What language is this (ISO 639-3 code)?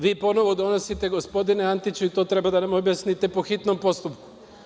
srp